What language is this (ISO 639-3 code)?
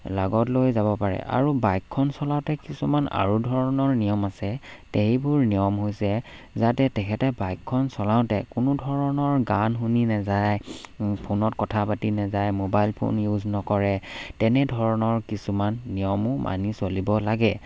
asm